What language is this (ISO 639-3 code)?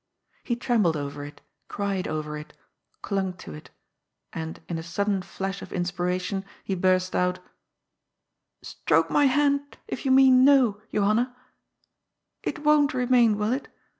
eng